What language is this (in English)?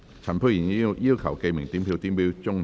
Cantonese